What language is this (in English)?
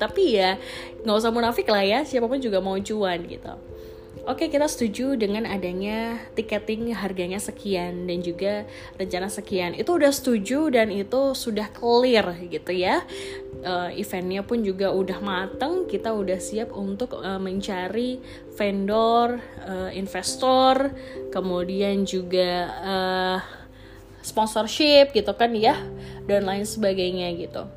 Indonesian